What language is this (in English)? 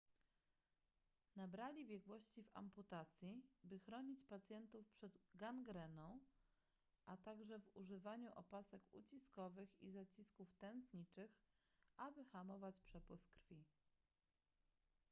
Polish